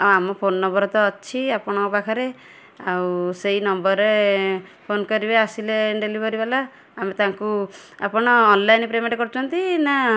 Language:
Odia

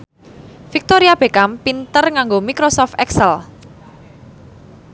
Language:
Javanese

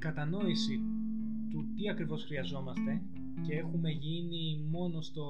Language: Greek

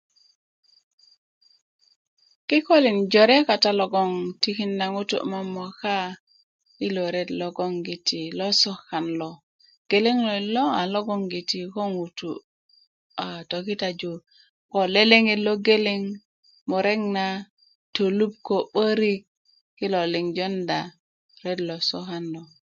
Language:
Kuku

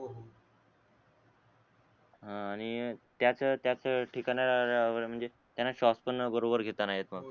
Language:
Marathi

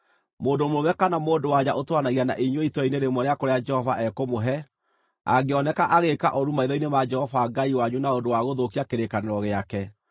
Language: Kikuyu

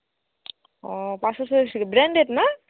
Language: Bangla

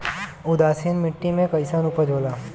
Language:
Bhojpuri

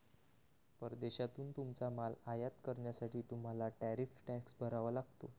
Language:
Marathi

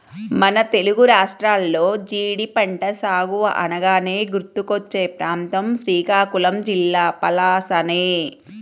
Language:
Telugu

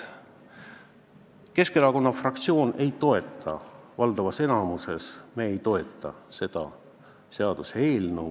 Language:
Estonian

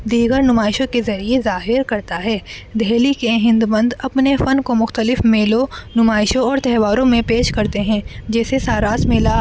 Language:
Urdu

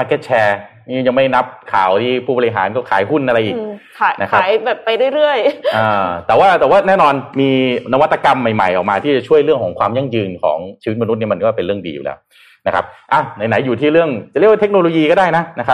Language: Thai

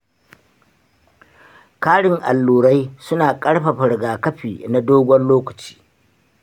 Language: Hausa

